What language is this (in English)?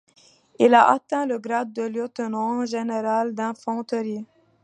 French